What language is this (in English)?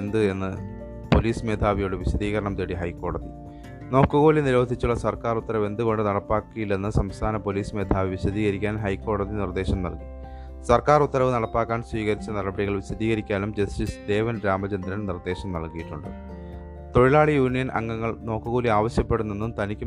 Malayalam